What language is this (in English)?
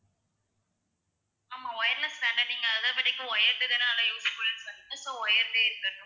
Tamil